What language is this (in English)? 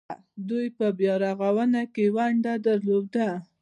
Pashto